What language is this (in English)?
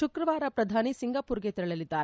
Kannada